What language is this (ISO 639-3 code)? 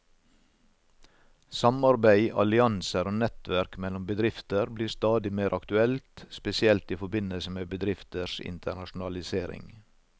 nor